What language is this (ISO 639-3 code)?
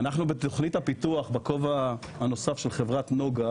heb